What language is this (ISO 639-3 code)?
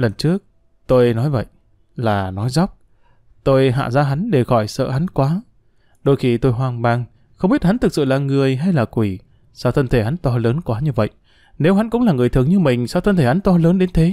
vie